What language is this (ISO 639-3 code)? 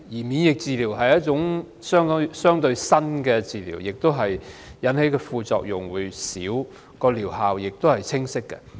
yue